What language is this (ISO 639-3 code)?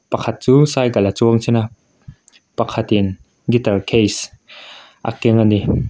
lus